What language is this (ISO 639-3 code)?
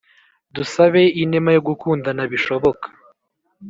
kin